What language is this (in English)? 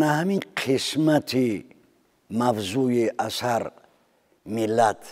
Persian